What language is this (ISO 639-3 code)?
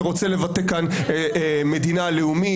heb